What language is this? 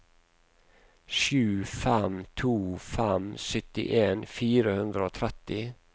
Norwegian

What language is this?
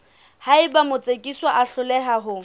Southern Sotho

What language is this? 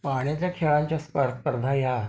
Marathi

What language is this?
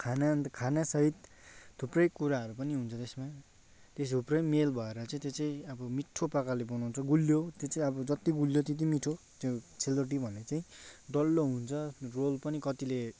Nepali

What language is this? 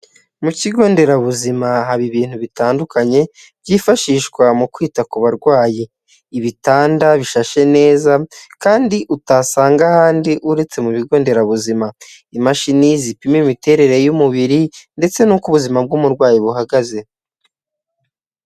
Kinyarwanda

